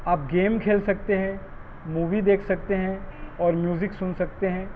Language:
Urdu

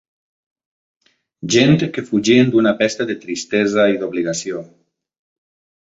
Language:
Catalan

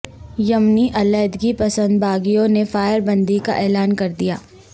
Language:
Urdu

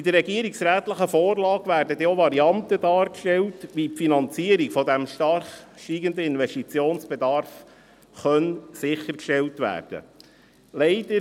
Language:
Swiss German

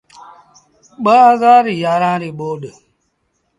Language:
Sindhi Bhil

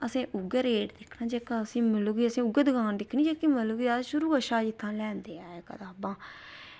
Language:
Dogri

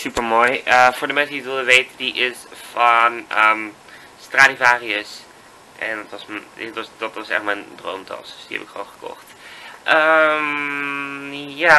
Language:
Dutch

